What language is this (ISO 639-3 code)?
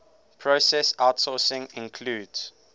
eng